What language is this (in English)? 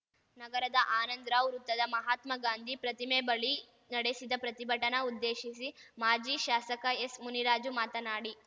Kannada